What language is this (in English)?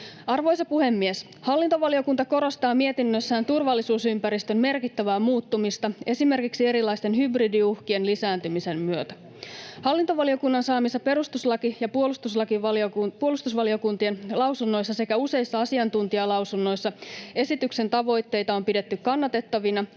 Finnish